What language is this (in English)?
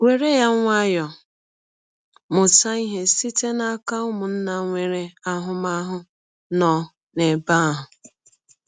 Igbo